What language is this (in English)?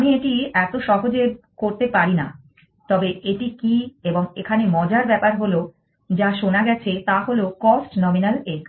Bangla